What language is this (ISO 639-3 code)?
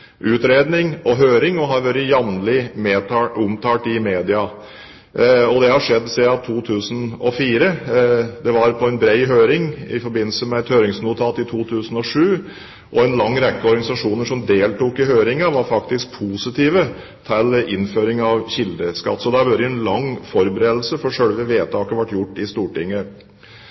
nob